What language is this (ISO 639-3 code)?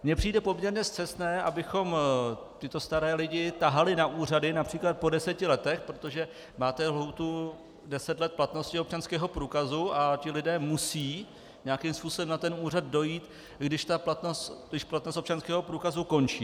ces